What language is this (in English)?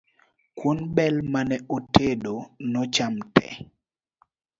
Luo (Kenya and Tanzania)